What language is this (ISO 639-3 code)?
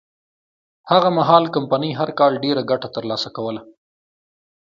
pus